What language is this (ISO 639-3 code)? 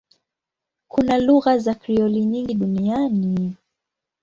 swa